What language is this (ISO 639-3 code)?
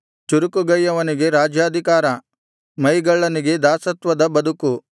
kan